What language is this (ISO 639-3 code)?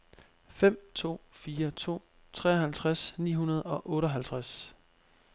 dan